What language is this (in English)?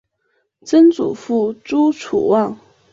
Chinese